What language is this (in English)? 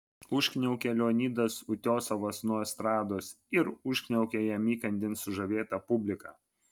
Lithuanian